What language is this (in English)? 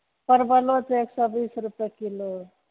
Maithili